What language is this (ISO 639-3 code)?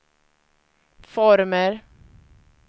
swe